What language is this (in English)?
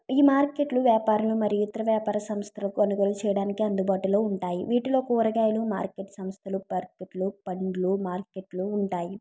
Telugu